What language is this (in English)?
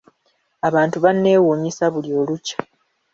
Ganda